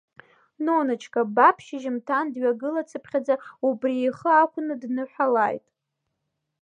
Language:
Abkhazian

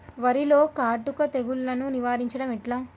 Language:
Telugu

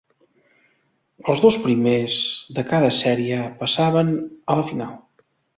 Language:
Catalan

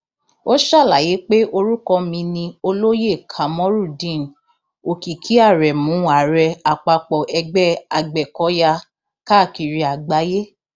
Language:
Yoruba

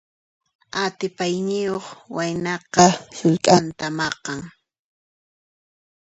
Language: Puno Quechua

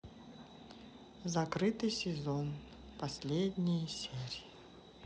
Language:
Russian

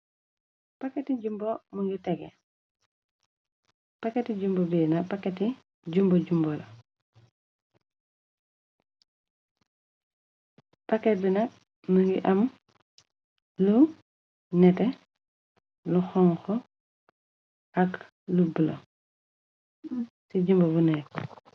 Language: Wolof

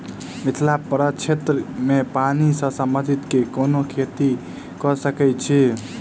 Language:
Maithili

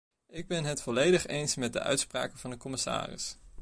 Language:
Dutch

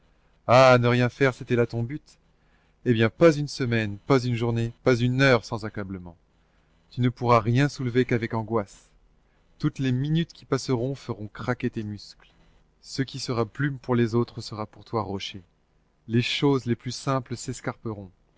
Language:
French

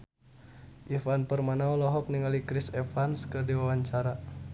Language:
Sundanese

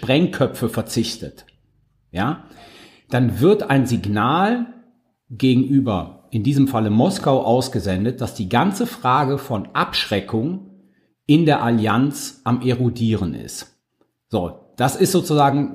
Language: German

